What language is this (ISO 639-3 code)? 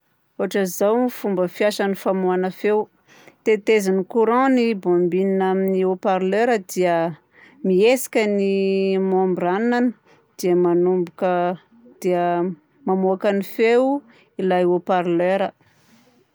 bzc